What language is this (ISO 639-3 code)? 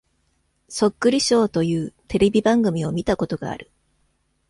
jpn